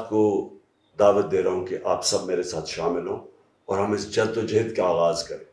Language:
Urdu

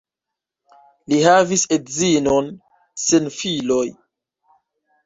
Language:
Esperanto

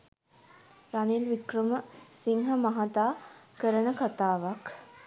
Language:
Sinhala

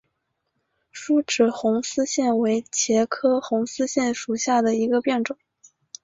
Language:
Chinese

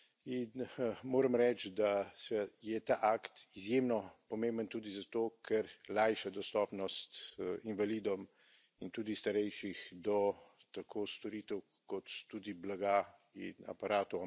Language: Slovenian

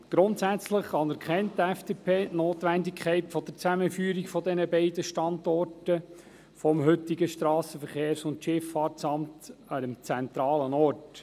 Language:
Swiss German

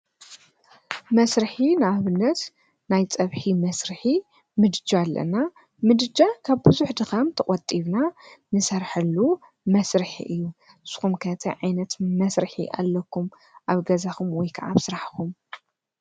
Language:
Tigrinya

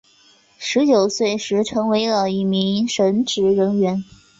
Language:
Chinese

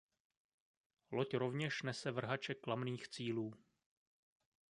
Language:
Czech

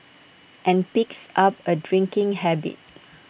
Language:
English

